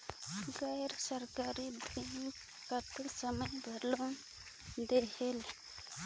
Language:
Chhattisgarhi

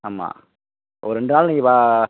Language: Tamil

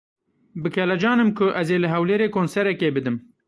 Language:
Kurdish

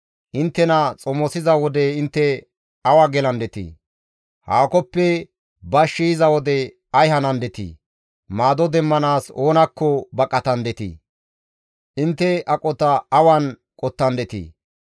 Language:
Gamo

